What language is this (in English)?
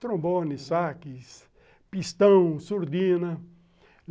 Portuguese